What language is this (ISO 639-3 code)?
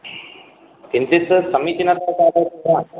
san